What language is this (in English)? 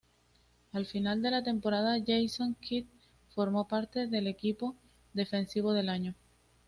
Spanish